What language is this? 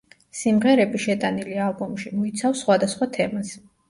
Georgian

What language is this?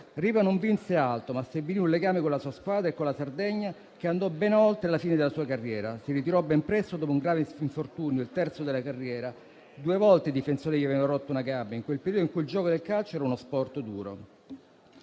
Italian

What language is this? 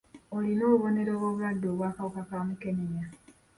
Ganda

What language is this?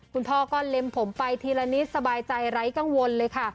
Thai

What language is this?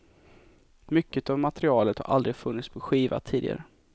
Swedish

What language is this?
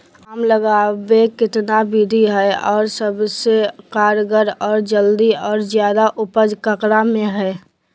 Magahi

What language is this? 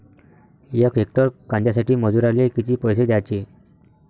Marathi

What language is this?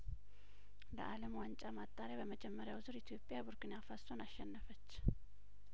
Amharic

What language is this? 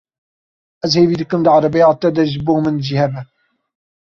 Kurdish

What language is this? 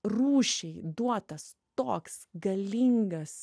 Lithuanian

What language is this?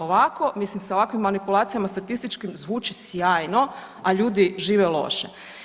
Croatian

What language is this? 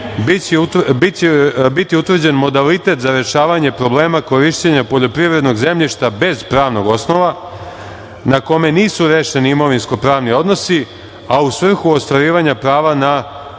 Serbian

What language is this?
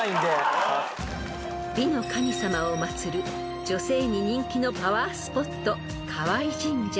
Japanese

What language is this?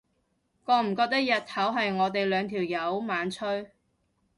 Cantonese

